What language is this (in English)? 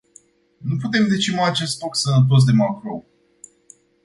Romanian